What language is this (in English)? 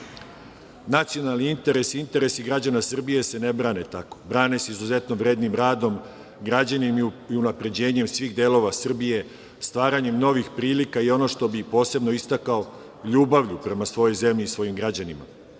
Serbian